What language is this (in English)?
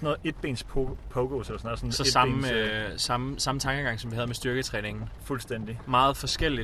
Danish